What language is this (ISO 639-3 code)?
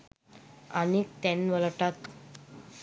sin